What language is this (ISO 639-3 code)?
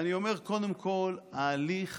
heb